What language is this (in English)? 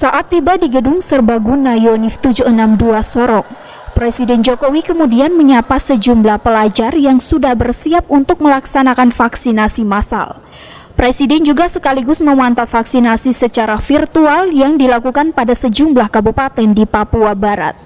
Indonesian